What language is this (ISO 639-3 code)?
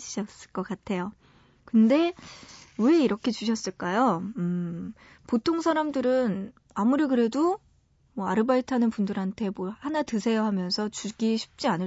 kor